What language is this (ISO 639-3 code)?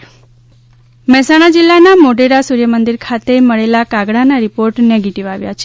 guj